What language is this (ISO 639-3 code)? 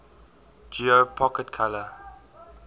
eng